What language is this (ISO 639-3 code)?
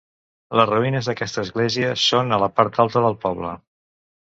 cat